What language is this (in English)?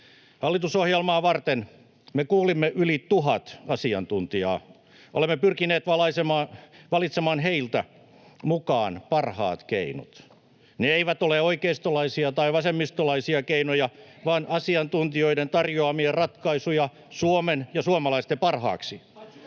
Finnish